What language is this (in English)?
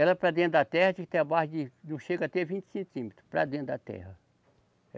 Portuguese